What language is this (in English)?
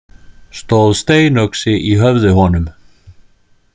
Icelandic